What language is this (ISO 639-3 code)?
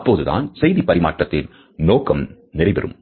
tam